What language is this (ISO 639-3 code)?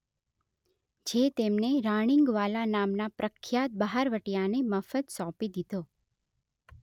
guj